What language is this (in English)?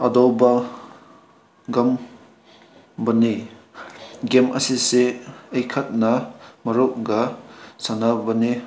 Manipuri